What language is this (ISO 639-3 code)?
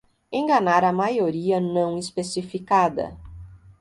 por